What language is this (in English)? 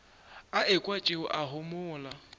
Northern Sotho